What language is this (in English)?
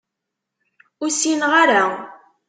Kabyle